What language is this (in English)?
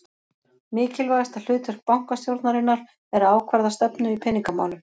Icelandic